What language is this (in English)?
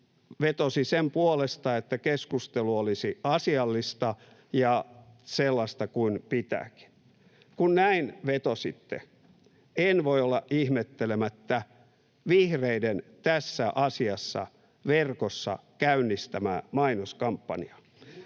Finnish